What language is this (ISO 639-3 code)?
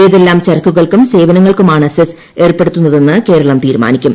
mal